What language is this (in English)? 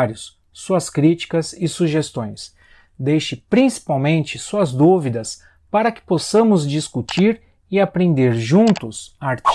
Portuguese